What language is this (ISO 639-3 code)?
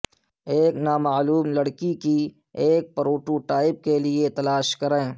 urd